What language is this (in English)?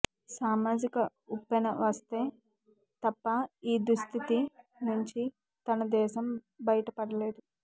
Telugu